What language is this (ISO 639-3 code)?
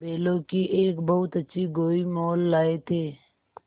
hin